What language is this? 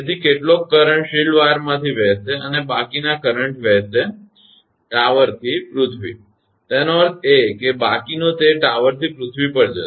Gujarati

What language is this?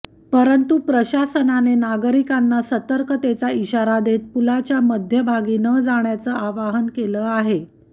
Marathi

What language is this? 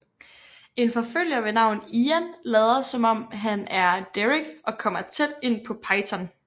Danish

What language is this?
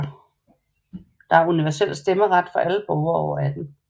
Danish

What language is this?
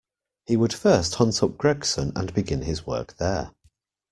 English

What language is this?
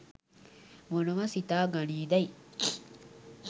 Sinhala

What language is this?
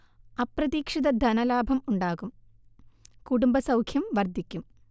Malayalam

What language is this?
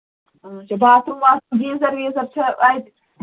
Kashmiri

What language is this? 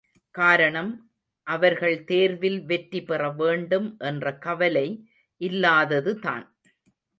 Tamil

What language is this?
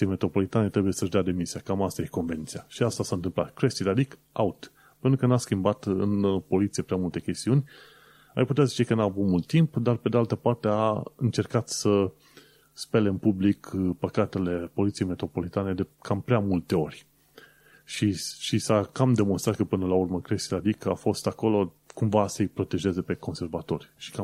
Romanian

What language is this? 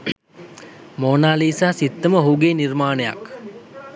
Sinhala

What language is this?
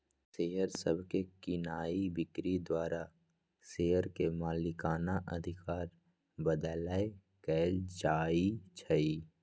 Magahi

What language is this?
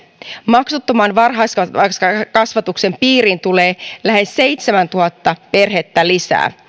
Finnish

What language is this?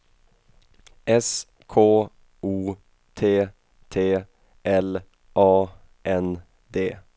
Swedish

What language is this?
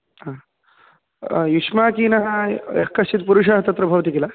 Sanskrit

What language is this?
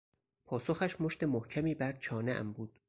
Persian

